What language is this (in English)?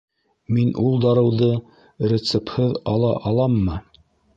Bashkir